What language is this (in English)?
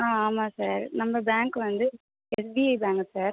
Tamil